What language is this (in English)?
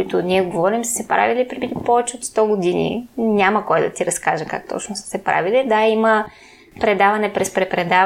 Bulgarian